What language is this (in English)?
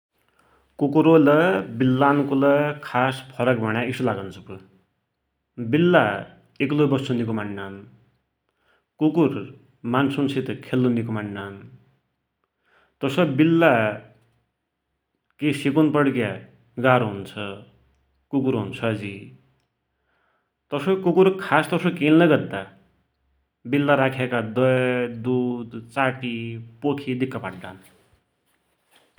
Dotyali